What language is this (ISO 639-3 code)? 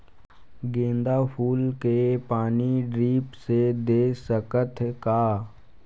hne